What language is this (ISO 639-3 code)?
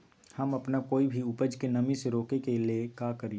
mag